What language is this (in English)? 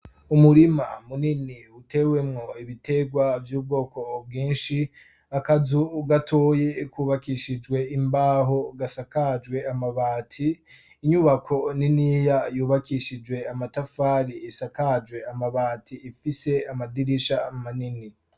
Rundi